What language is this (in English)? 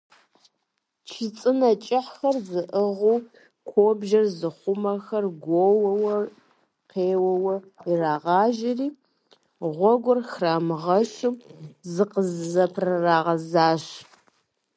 Kabardian